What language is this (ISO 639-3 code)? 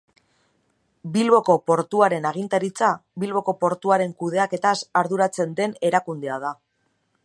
eus